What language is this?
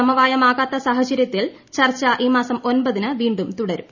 Malayalam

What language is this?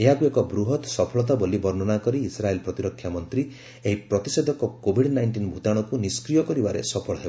Odia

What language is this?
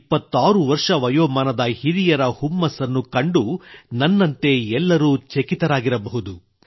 Kannada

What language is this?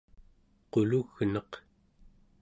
Central Yupik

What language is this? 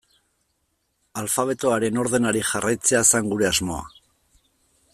Basque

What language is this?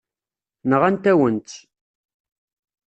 Kabyle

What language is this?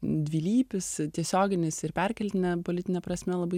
Lithuanian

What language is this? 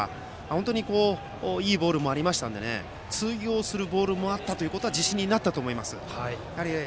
Japanese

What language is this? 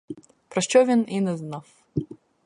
Ukrainian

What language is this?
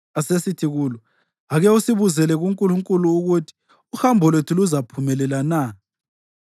North Ndebele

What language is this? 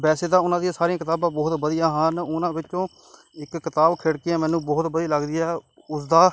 Punjabi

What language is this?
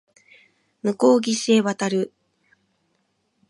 Japanese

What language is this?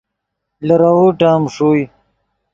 Yidgha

